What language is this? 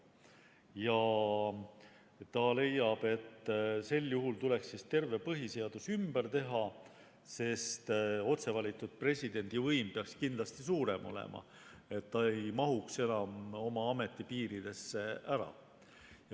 Estonian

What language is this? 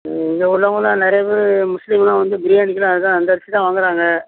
Tamil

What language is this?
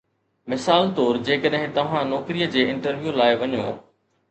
Sindhi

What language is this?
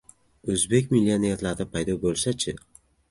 Uzbek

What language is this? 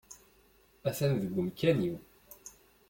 Kabyle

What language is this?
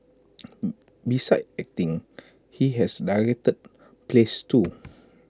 English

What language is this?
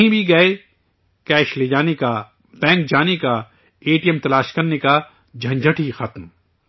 Urdu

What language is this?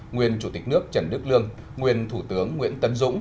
Vietnamese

